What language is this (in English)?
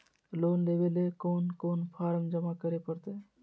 Magahi